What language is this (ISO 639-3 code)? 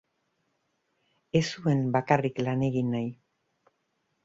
eus